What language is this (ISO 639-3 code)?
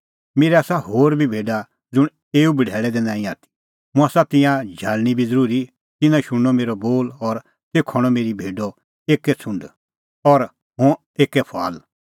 kfx